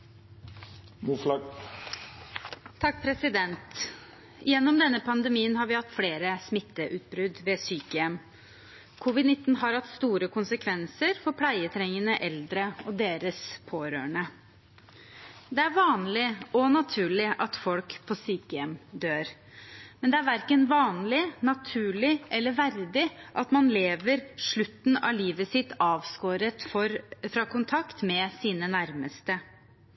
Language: Norwegian Bokmål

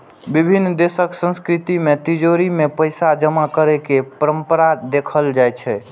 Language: Maithili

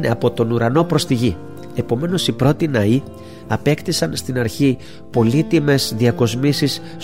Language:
Greek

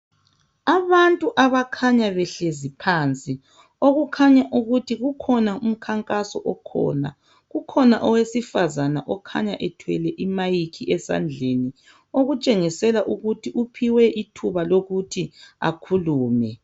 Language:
North Ndebele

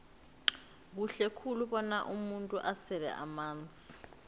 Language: South Ndebele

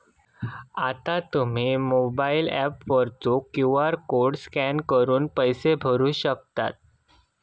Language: Marathi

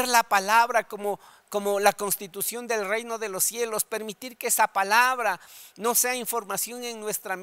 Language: Spanish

